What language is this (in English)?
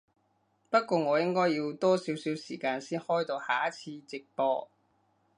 Cantonese